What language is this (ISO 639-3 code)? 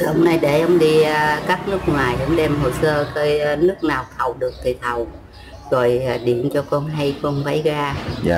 vie